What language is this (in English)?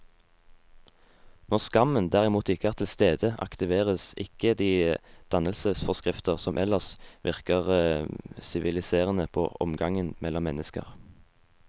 Norwegian